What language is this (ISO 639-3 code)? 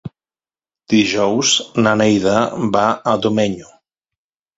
cat